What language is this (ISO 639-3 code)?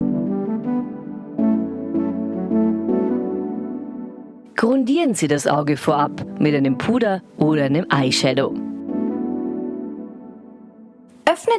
deu